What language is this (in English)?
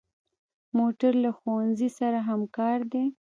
Pashto